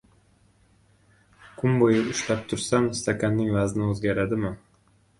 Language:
Uzbek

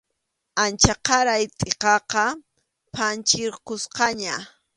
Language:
Arequipa-La Unión Quechua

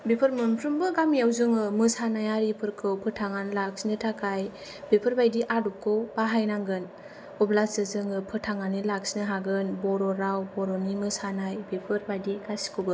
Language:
Bodo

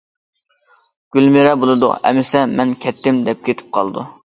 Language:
Uyghur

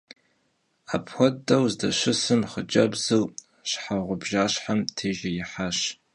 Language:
Kabardian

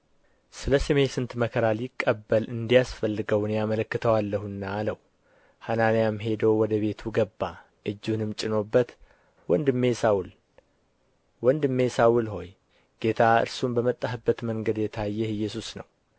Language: Amharic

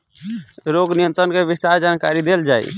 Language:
Bhojpuri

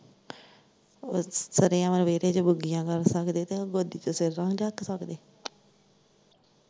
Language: Punjabi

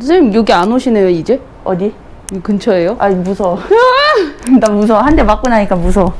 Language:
Korean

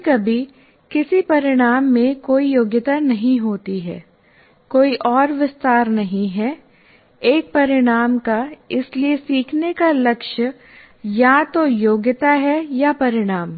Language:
Hindi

